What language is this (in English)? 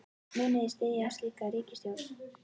Icelandic